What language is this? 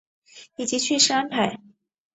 Chinese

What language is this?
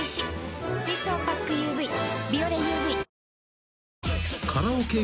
Japanese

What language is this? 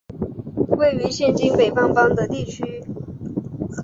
Chinese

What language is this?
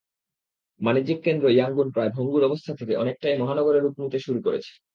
Bangla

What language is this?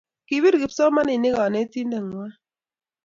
Kalenjin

